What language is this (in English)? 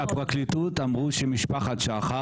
Hebrew